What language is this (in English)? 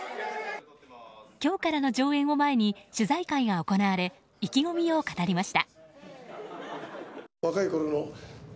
Japanese